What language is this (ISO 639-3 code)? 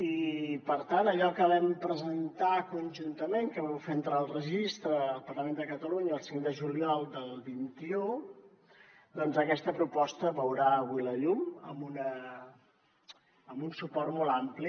cat